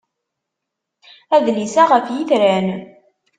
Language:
Kabyle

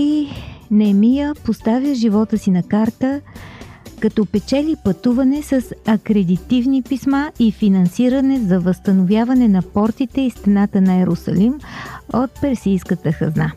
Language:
Bulgarian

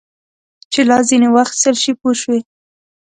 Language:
Pashto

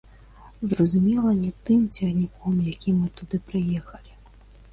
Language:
Belarusian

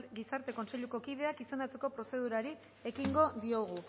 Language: Basque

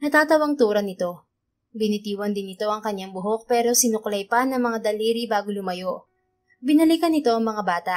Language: Filipino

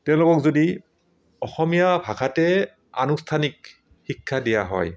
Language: Assamese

